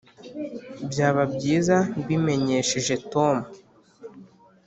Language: Kinyarwanda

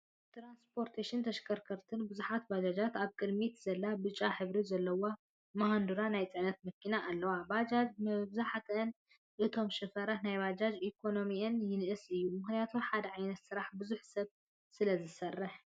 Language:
Tigrinya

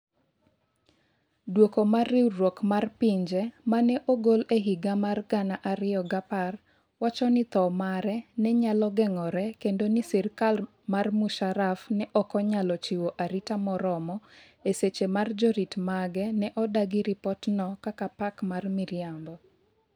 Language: Luo (Kenya and Tanzania)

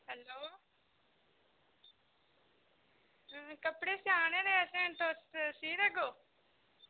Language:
Dogri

